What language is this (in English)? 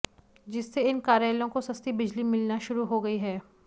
Hindi